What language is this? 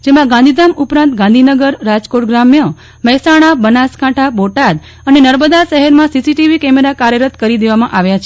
Gujarati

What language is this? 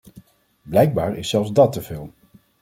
Dutch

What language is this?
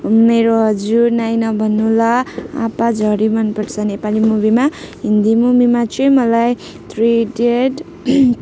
Nepali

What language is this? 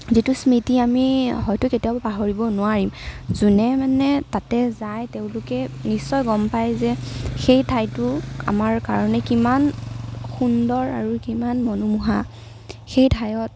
Assamese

